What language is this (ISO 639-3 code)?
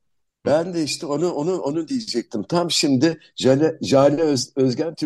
tur